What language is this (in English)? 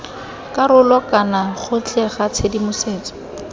Tswana